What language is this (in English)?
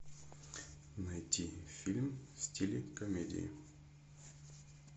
Russian